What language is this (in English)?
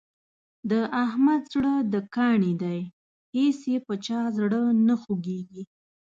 Pashto